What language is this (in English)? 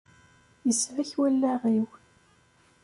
Kabyle